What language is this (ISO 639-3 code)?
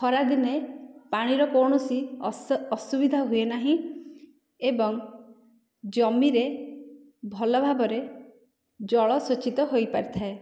ori